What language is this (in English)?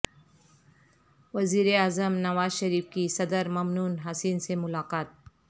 Urdu